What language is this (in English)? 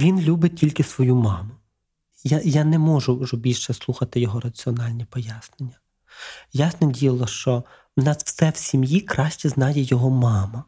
Ukrainian